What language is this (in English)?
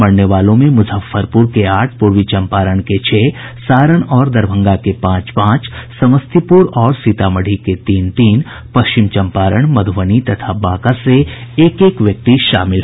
Hindi